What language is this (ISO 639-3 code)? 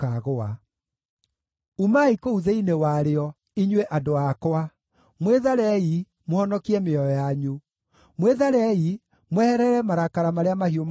kik